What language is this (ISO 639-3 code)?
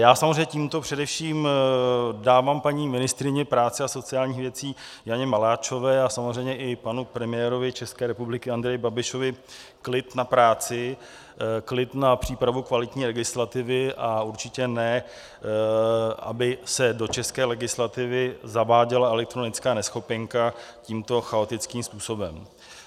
ces